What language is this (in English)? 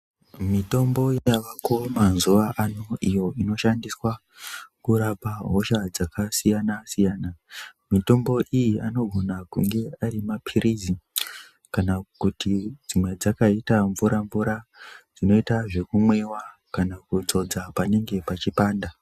Ndau